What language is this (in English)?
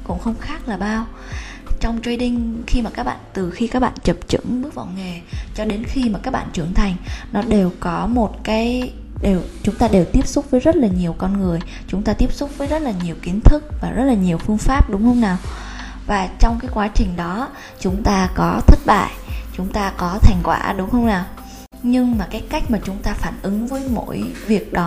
Vietnamese